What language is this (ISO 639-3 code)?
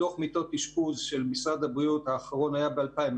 heb